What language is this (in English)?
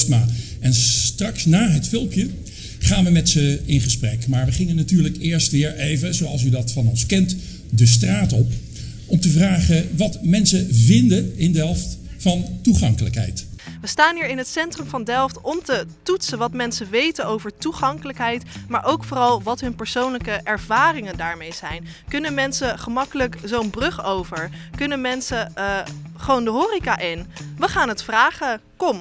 Dutch